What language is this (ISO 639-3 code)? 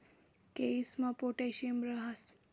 mar